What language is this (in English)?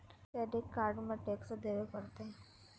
Magahi